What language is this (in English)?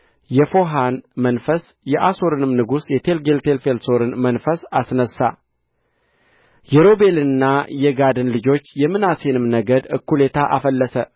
Amharic